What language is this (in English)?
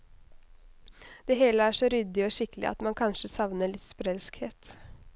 Norwegian